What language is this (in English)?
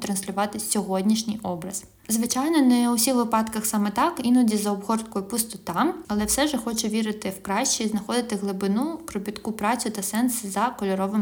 Ukrainian